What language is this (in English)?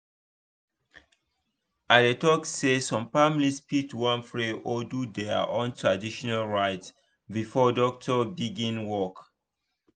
Nigerian Pidgin